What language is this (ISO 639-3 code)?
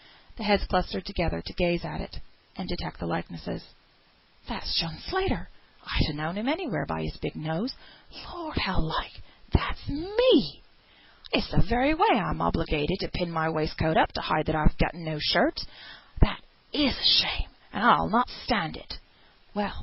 eng